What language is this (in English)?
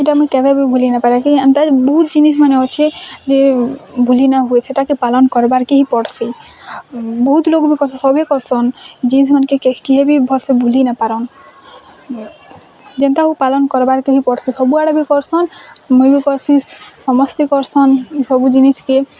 Odia